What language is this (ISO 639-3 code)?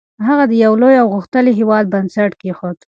pus